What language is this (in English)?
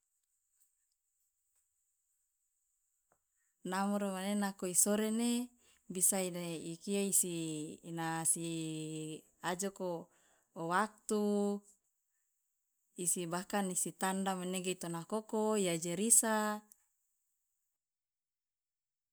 Loloda